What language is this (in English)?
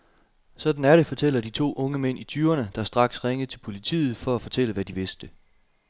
Danish